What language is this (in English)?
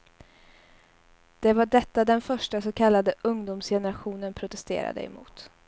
Swedish